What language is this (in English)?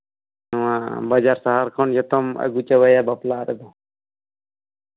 Santali